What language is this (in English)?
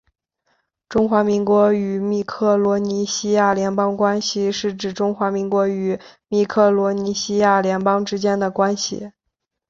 Chinese